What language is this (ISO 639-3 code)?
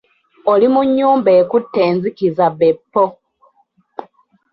lug